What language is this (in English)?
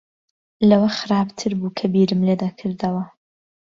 Central Kurdish